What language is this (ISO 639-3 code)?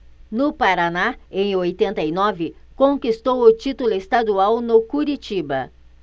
por